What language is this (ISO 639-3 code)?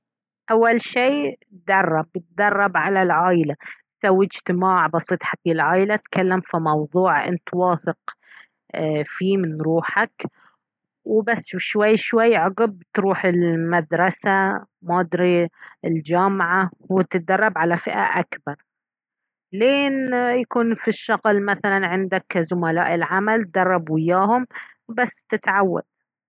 abv